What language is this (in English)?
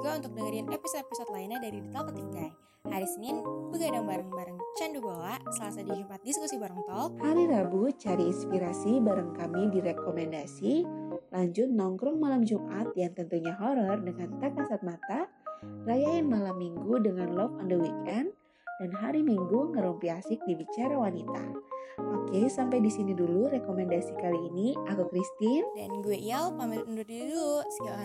Indonesian